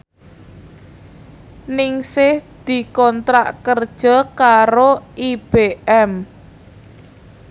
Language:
Javanese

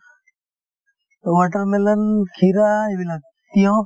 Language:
Assamese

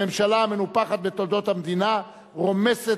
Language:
Hebrew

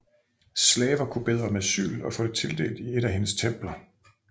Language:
Danish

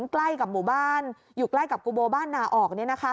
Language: Thai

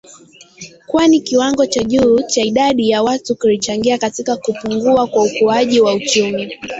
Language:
Swahili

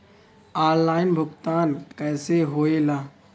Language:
Bhojpuri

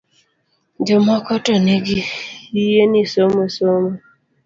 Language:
Luo (Kenya and Tanzania)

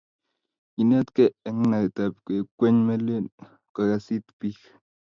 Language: Kalenjin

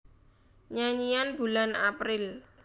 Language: Javanese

